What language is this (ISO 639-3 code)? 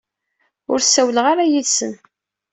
kab